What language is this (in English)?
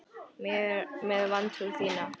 Icelandic